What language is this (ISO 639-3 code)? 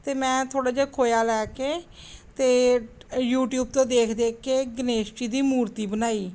pan